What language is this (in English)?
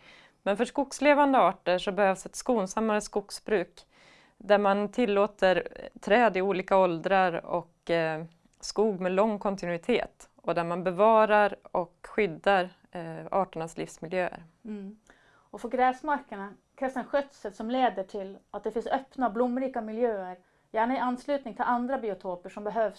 Swedish